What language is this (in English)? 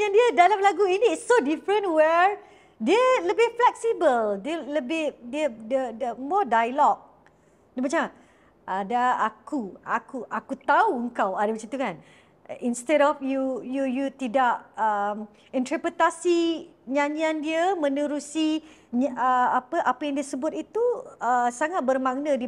Malay